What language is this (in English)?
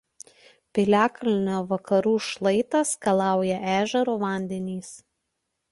Lithuanian